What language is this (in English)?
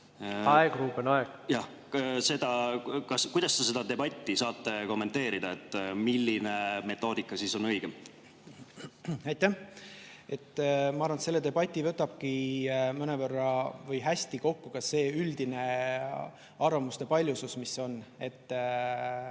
Estonian